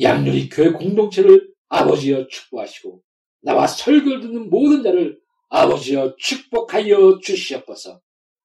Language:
Korean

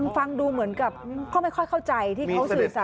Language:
Thai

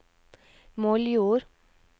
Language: Norwegian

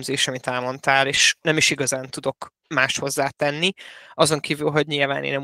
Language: Hungarian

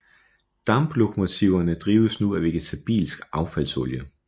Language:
Danish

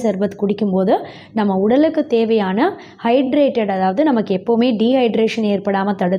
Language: Arabic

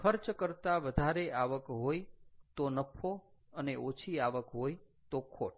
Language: Gujarati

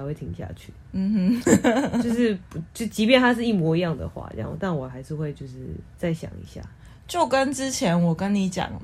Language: Chinese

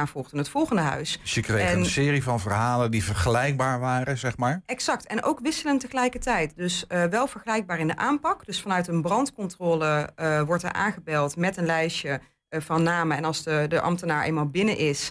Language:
Dutch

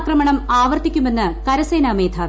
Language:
Malayalam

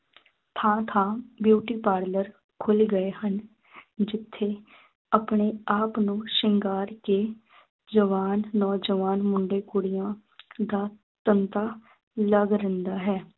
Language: Punjabi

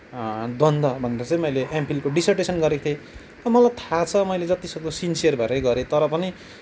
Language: Nepali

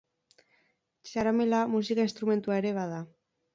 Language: Basque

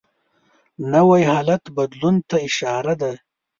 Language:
Pashto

